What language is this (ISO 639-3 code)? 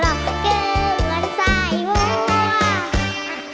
tha